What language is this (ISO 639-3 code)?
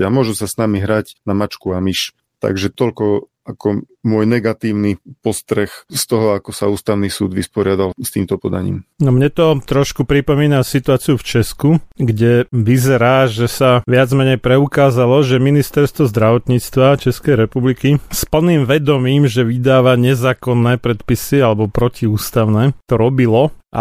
slk